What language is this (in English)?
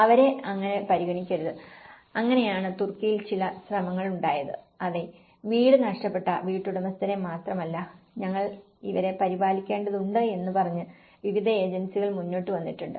Malayalam